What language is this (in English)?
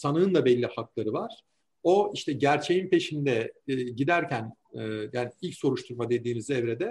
Turkish